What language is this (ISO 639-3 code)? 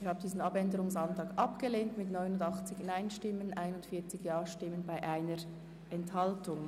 gsw